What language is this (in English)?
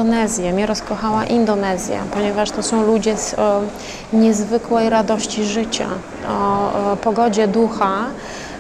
Polish